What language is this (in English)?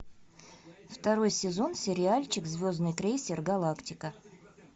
Russian